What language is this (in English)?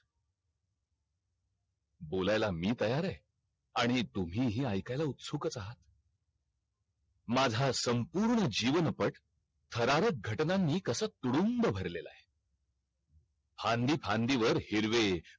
Marathi